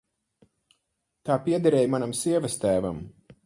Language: Latvian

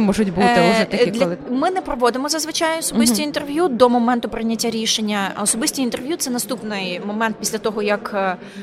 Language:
Ukrainian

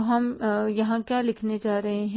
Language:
Hindi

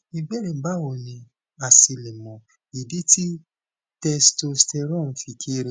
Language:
Yoruba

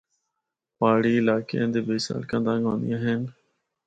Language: Northern Hindko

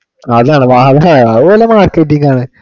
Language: Malayalam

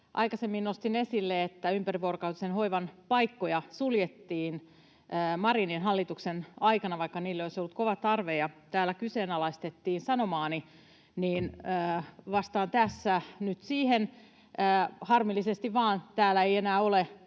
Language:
Finnish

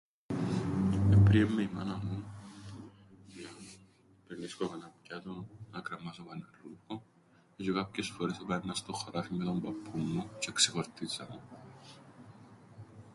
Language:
Greek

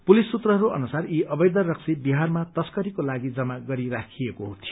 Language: Nepali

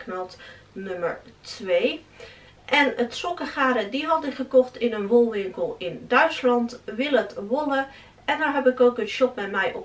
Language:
Dutch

